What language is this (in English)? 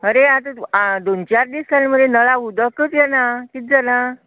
Konkani